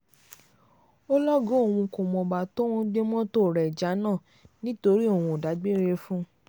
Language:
Yoruba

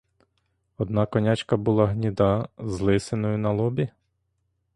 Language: Ukrainian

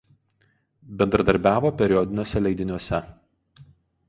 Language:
Lithuanian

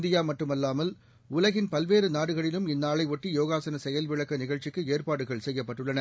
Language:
Tamil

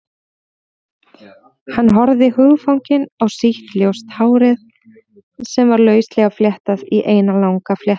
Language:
Icelandic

